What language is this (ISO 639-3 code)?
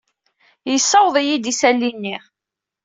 kab